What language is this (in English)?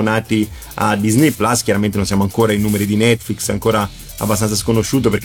Italian